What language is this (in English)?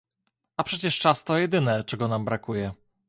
Polish